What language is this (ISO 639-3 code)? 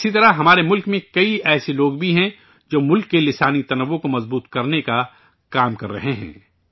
urd